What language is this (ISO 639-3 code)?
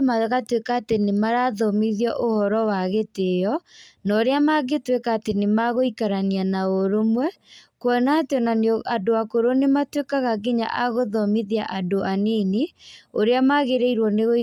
kik